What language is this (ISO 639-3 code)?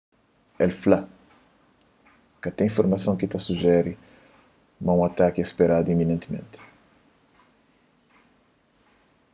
kea